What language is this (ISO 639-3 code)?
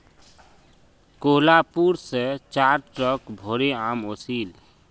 mag